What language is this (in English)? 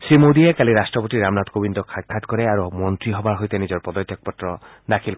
Assamese